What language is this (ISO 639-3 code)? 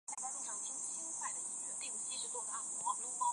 zho